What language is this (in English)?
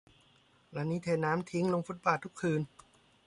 Thai